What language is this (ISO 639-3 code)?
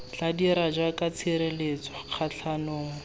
tsn